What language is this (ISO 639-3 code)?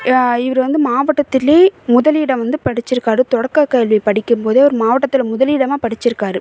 tam